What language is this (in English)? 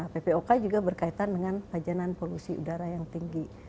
Indonesian